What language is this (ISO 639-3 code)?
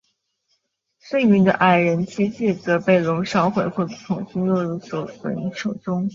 zho